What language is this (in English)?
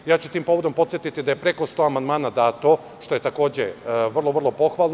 Serbian